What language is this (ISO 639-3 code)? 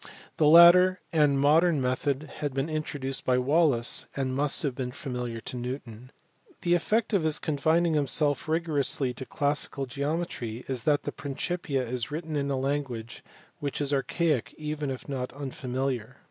eng